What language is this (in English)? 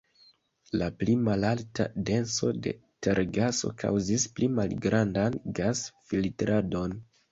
Esperanto